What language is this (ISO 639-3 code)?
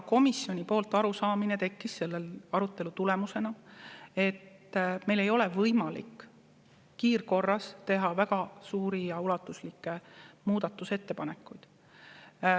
est